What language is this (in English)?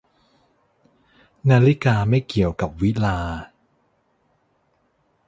Thai